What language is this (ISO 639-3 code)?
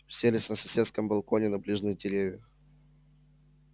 rus